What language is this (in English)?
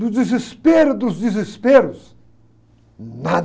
Portuguese